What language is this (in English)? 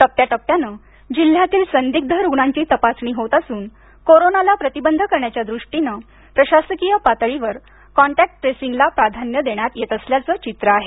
Marathi